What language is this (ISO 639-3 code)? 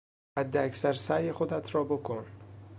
fas